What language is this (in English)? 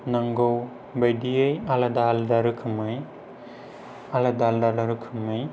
Bodo